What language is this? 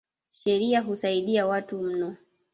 Swahili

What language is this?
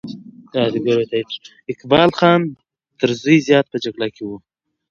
Pashto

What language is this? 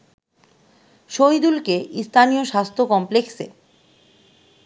Bangla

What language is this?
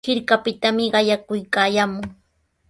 Sihuas Ancash Quechua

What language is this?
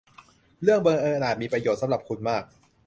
Thai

